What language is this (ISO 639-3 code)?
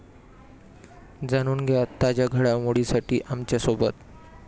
mar